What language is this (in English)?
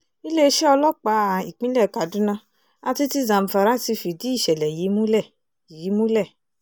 Yoruba